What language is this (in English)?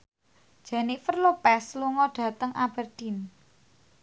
Javanese